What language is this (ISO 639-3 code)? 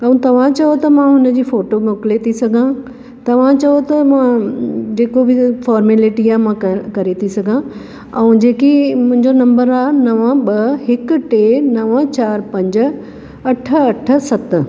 snd